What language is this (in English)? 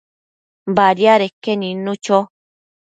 Matsés